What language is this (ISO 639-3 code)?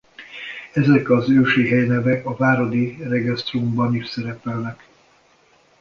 hun